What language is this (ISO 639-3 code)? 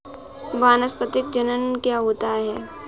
hin